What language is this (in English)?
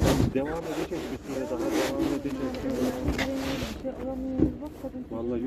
Turkish